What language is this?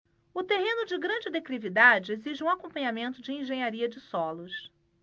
Portuguese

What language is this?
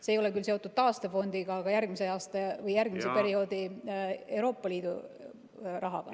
Estonian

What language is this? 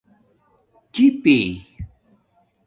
Domaaki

